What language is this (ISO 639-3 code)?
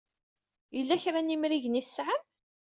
kab